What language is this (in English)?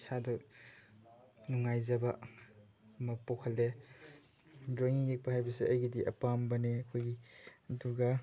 Manipuri